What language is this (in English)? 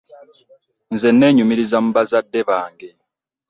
Ganda